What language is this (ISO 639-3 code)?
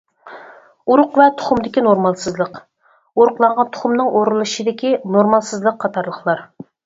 uig